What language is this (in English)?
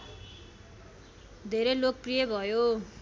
Nepali